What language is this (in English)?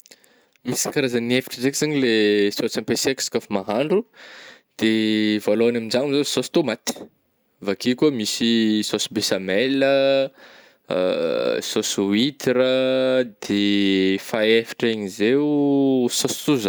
Northern Betsimisaraka Malagasy